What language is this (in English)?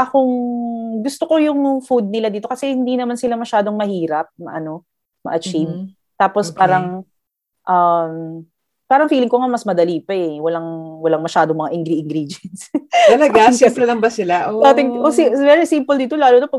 Filipino